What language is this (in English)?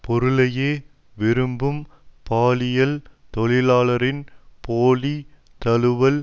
Tamil